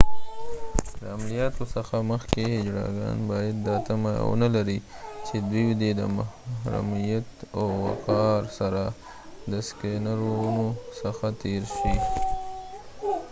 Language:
Pashto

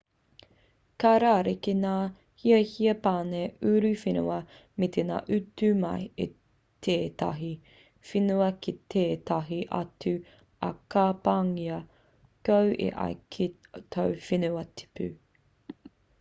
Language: Māori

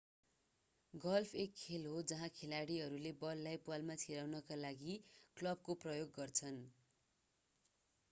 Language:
Nepali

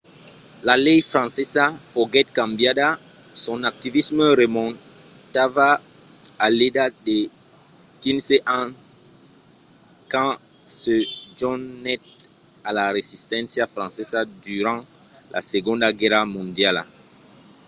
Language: Occitan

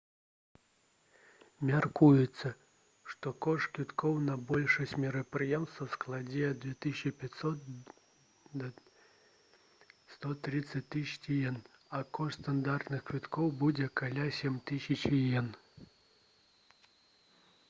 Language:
Belarusian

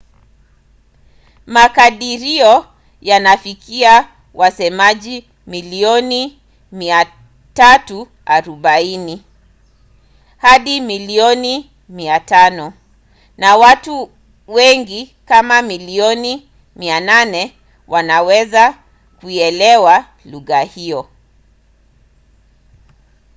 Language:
Swahili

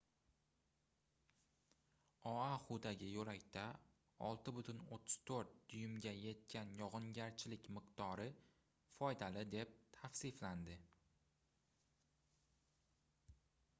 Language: Uzbek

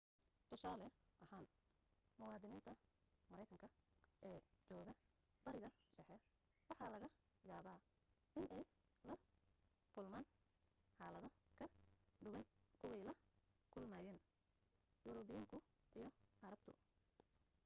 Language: Somali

